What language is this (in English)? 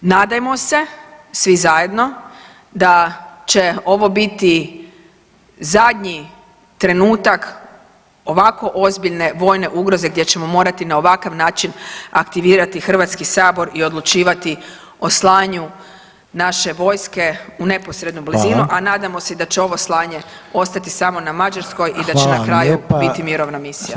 Croatian